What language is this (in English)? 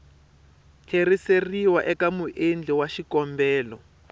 Tsonga